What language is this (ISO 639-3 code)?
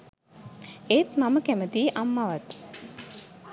sin